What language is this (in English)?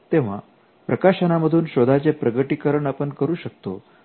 Marathi